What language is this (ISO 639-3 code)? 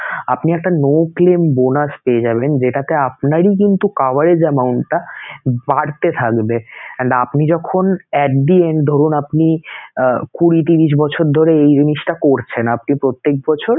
ben